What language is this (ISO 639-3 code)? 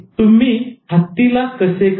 mar